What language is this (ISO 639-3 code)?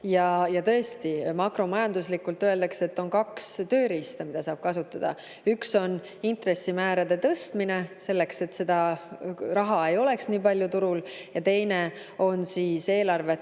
est